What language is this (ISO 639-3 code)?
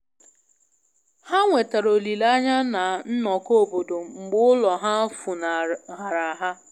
ibo